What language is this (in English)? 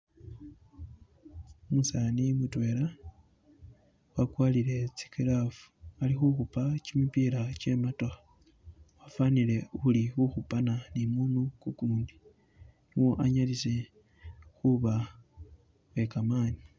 Masaaba